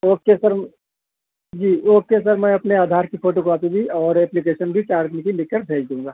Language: Urdu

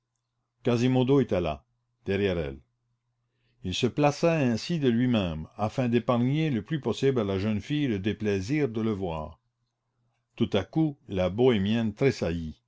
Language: French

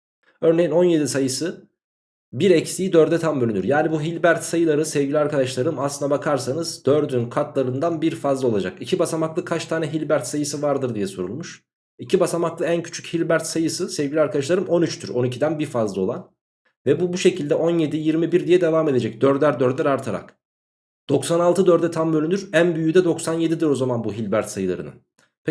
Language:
Turkish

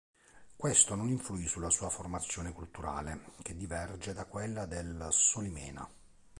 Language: Italian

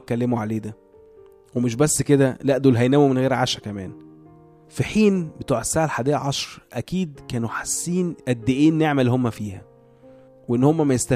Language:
Arabic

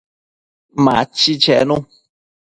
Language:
Matsés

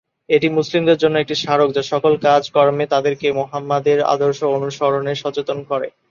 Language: Bangla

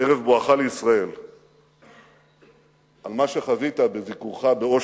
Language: Hebrew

